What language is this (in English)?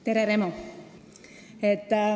Estonian